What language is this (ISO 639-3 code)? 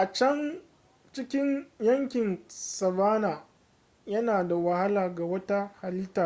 hau